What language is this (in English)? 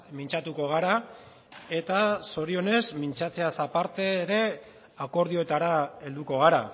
Basque